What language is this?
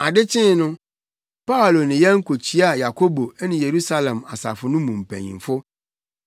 Akan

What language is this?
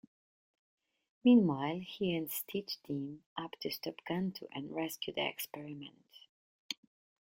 English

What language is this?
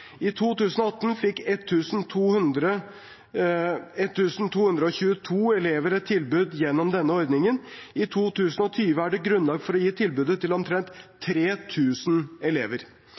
Norwegian Bokmål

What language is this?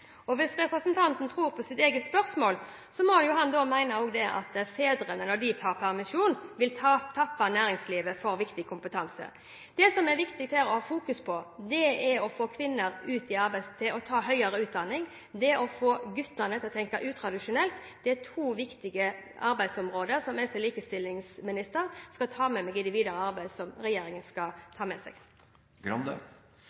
Norwegian Bokmål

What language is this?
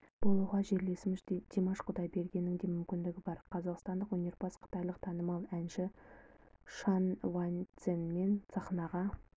Kazakh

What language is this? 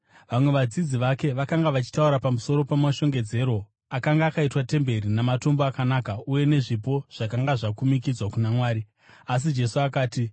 Shona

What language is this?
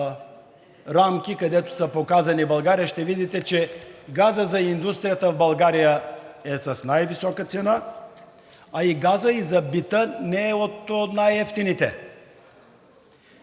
Bulgarian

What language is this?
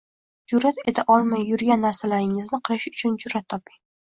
Uzbek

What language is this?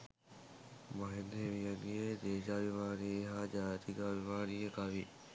Sinhala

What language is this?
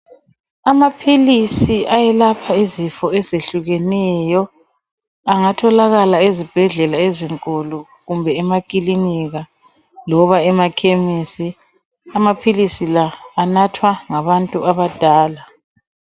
North Ndebele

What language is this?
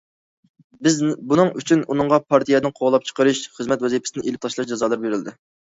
Uyghur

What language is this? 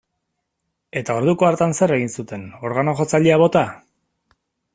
Basque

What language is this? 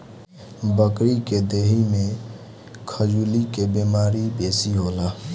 Bhojpuri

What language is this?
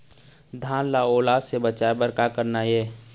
Chhattisgarhi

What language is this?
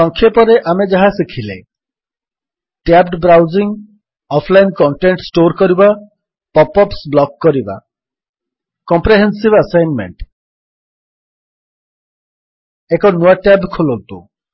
Odia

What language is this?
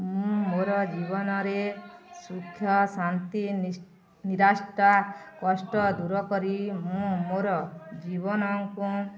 Odia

